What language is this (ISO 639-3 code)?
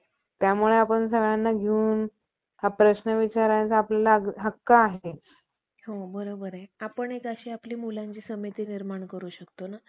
mar